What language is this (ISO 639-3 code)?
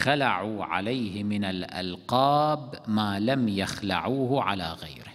ara